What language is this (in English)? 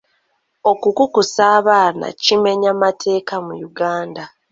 Ganda